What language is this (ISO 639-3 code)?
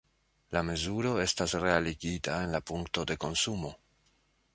epo